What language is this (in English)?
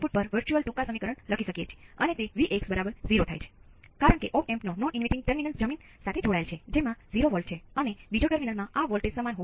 Gujarati